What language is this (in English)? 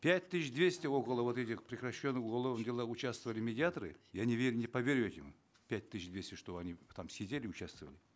Kazakh